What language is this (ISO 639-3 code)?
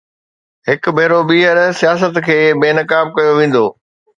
snd